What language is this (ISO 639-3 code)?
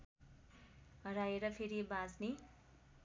nep